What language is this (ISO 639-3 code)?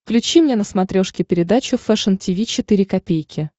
rus